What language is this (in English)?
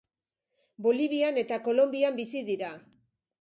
Basque